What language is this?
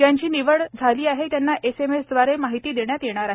Marathi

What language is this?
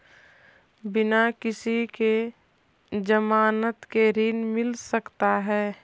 Magahi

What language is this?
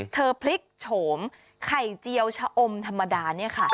Thai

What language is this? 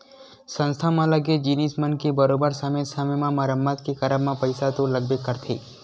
Chhattisgarhi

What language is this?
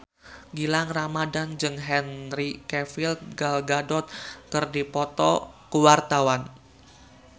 Sundanese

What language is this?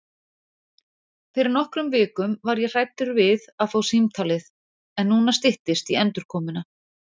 Icelandic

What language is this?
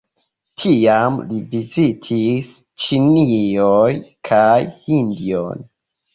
Esperanto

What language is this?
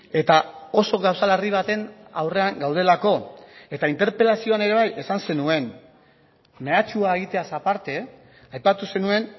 Basque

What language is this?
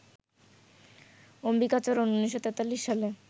Bangla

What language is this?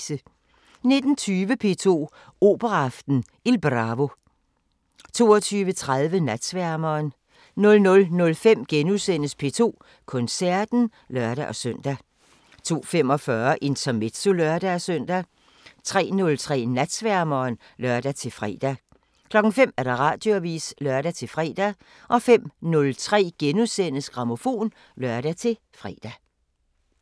Danish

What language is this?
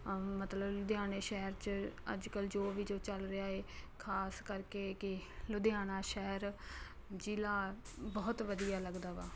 Punjabi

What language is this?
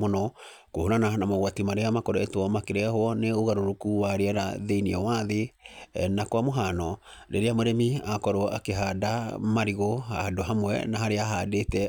Kikuyu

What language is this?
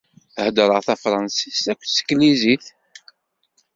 Kabyle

